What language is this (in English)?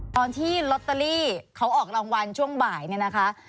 Thai